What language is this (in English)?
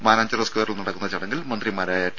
Malayalam